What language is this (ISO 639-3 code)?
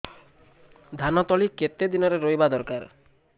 ori